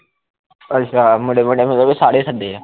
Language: Punjabi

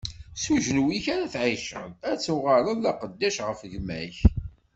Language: Kabyle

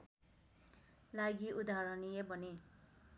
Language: Nepali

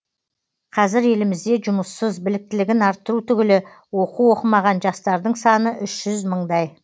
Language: Kazakh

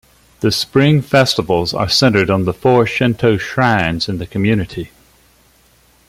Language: English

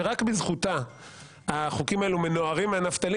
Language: Hebrew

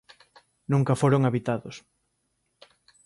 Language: Galician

